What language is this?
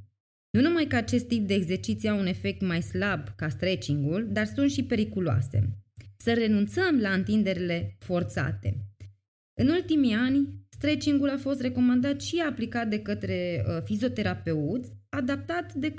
Romanian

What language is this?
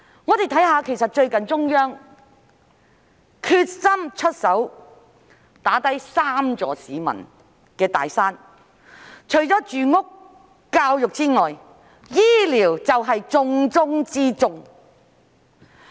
Cantonese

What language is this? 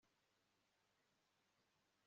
Kinyarwanda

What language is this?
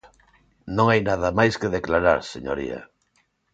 Galician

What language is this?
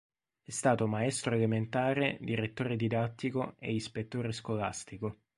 Italian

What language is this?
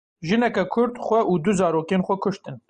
Kurdish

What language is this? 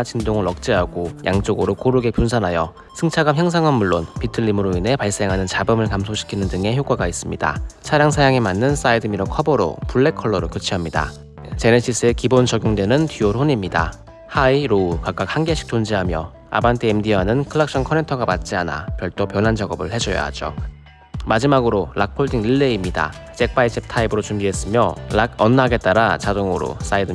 Korean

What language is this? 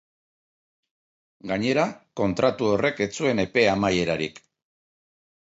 Basque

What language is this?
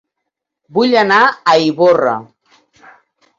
Catalan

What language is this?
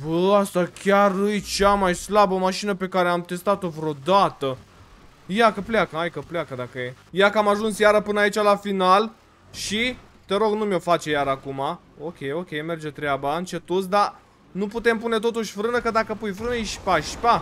Romanian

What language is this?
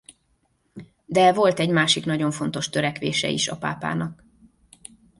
Hungarian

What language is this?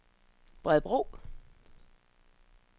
Danish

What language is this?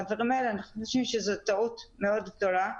Hebrew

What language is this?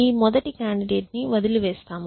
Telugu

